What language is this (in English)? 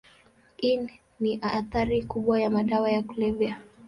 Swahili